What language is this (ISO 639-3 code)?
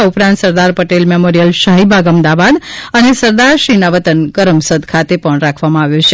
guj